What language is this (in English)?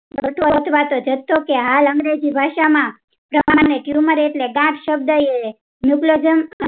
Gujarati